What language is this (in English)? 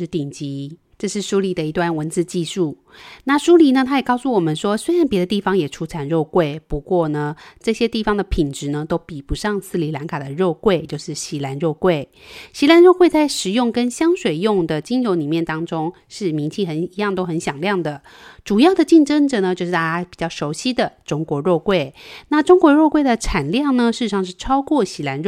Chinese